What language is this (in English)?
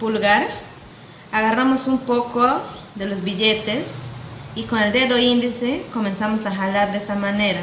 Spanish